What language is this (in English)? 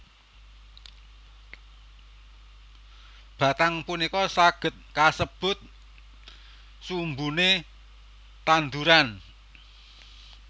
Javanese